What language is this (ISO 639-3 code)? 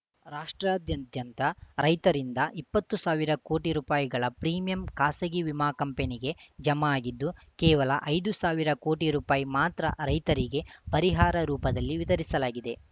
kan